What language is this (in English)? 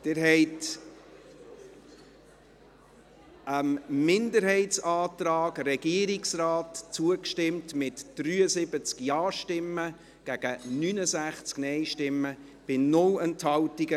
Swiss German